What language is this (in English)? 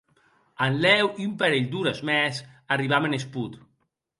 Occitan